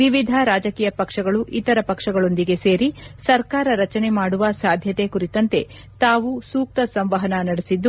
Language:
Kannada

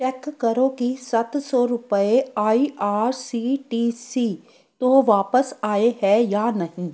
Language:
Punjabi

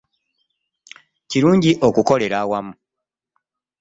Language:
Ganda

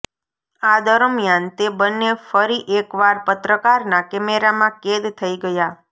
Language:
Gujarati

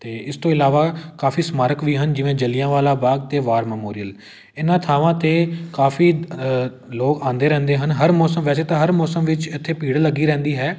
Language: Punjabi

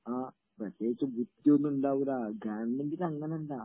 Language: Malayalam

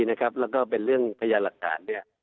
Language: Thai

